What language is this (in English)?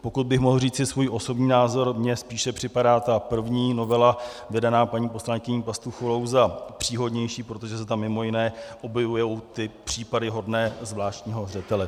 Czech